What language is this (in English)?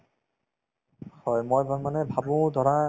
Assamese